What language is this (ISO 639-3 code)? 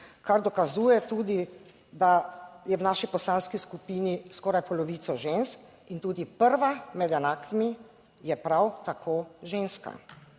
slv